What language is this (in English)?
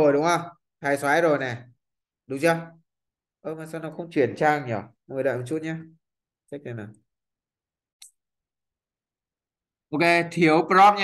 Vietnamese